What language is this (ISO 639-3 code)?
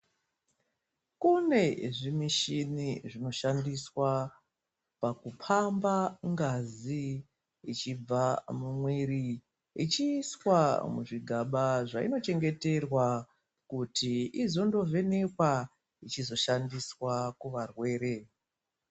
ndc